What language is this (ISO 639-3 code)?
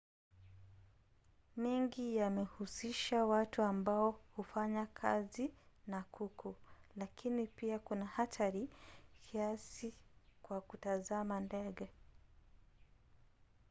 swa